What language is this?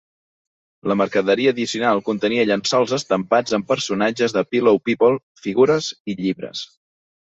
Catalan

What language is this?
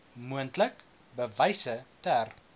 Afrikaans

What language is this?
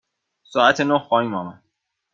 Persian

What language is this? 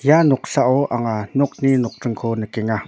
Garo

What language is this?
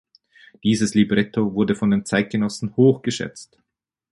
German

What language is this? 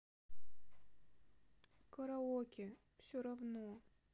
Russian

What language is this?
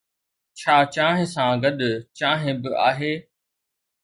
Sindhi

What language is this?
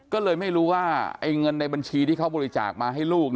Thai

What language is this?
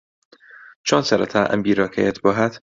Central Kurdish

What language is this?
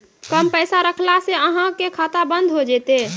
Maithili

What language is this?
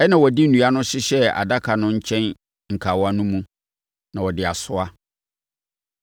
Akan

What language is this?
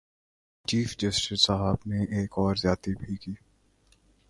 Urdu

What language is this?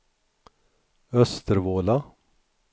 Swedish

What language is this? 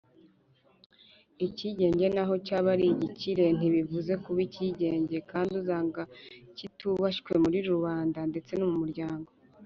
Kinyarwanda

